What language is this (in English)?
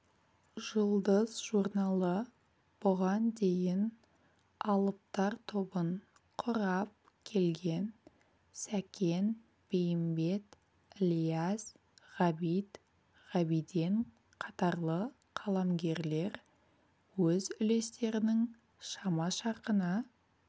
Kazakh